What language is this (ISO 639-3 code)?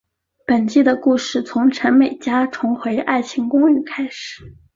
zho